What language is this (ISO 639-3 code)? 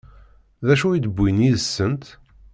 kab